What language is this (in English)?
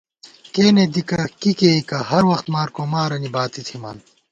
Gawar-Bati